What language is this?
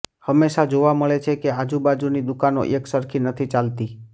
Gujarati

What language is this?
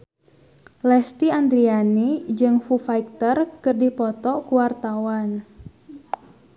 Sundanese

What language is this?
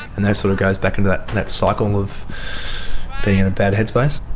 English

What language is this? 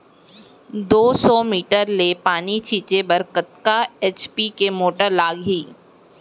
Chhattisgarhi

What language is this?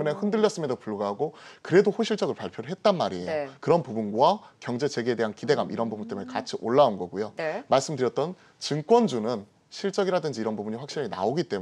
Korean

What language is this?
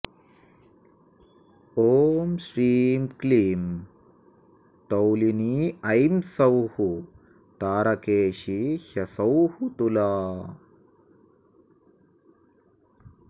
Sanskrit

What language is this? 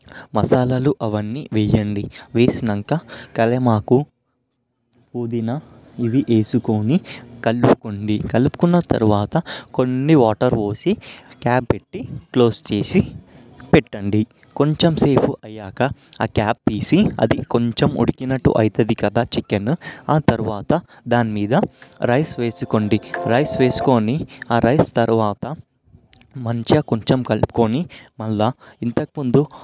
Telugu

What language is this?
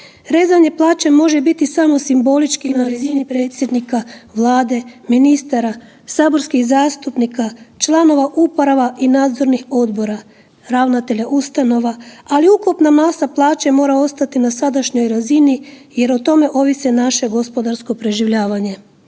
Croatian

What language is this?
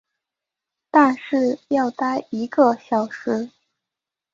Chinese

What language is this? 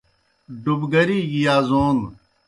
Kohistani Shina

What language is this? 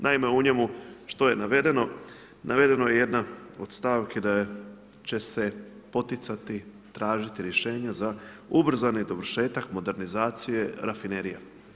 Croatian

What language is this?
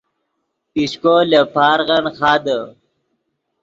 Yidgha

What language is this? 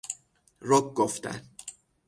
Persian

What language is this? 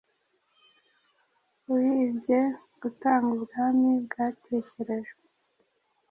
Kinyarwanda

